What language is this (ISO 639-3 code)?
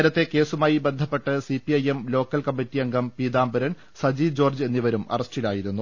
mal